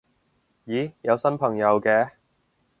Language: Cantonese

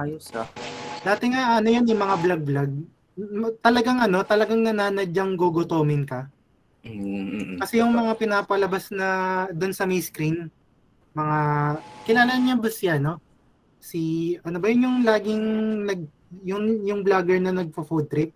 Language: Filipino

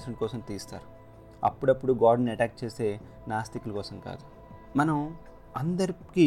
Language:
Telugu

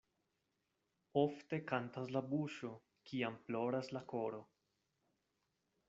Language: Esperanto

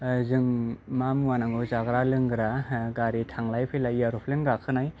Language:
Bodo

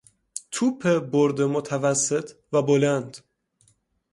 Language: Persian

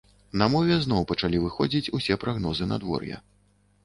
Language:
Belarusian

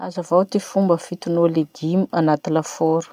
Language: Masikoro Malagasy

